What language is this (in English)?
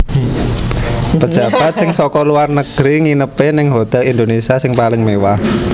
Javanese